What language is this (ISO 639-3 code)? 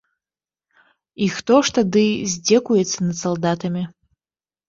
bel